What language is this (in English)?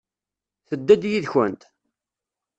Kabyle